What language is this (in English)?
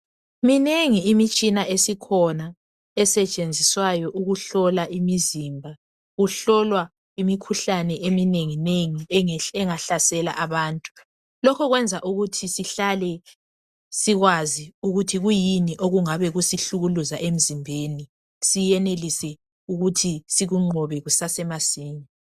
North Ndebele